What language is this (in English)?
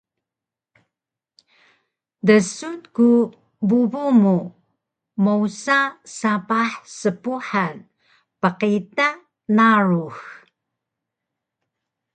Taroko